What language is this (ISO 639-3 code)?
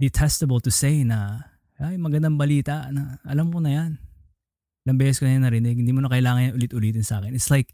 fil